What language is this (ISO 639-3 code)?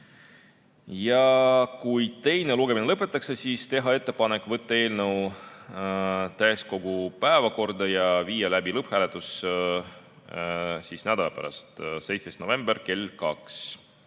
est